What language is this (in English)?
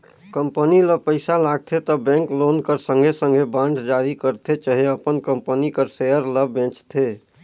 Chhattisgarhi